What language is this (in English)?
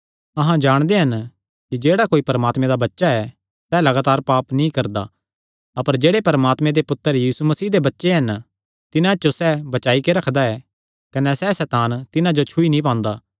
Kangri